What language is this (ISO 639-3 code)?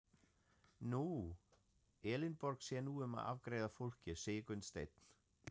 isl